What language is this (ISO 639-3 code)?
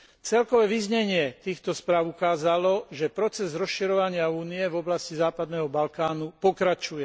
slk